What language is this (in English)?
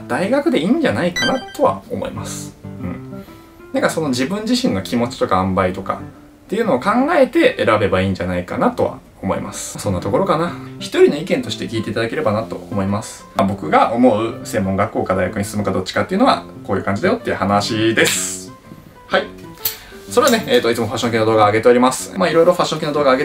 Japanese